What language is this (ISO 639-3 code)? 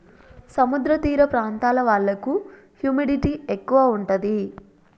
tel